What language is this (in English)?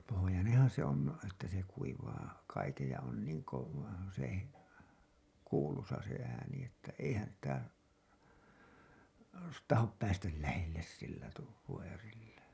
Finnish